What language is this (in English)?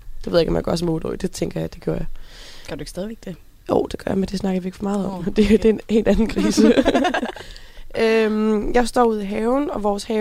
Danish